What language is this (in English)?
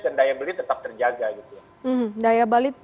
Indonesian